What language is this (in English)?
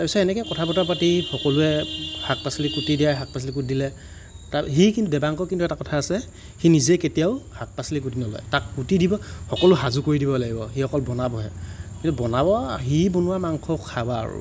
Assamese